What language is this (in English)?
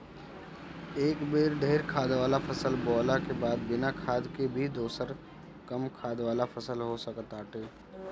Bhojpuri